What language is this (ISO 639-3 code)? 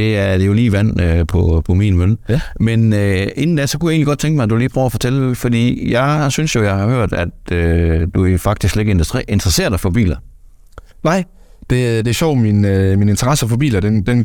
dan